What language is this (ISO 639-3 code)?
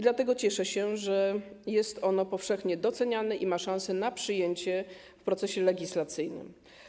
pol